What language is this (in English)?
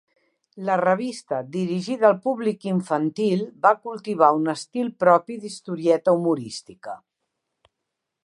Catalan